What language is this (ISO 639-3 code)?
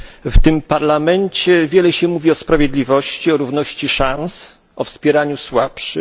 pol